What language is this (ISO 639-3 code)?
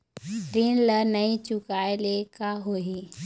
hne